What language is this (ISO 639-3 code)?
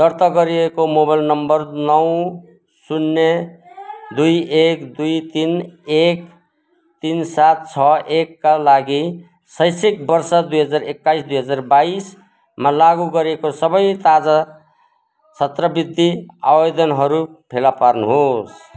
nep